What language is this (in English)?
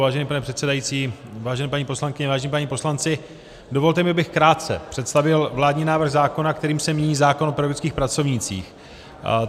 Czech